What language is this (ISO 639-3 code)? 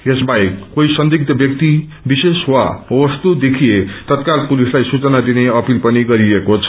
nep